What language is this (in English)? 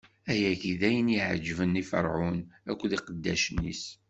Kabyle